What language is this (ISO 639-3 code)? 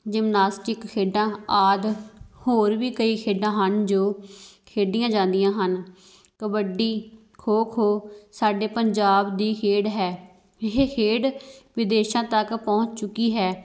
pan